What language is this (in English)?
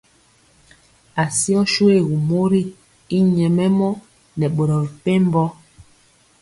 Mpiemo